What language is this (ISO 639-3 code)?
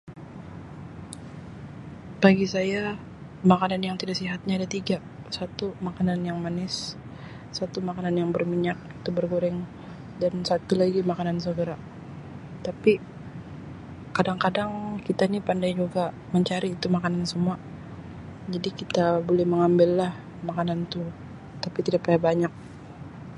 msi